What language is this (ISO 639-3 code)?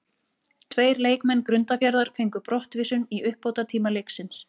isl